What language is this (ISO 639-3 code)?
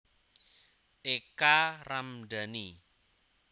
jav